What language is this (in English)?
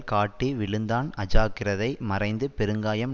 Tamil